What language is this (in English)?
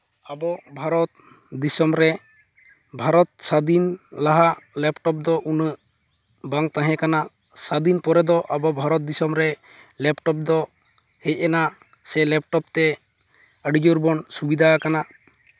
Santali